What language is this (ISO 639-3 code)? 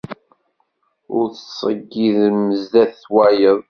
kab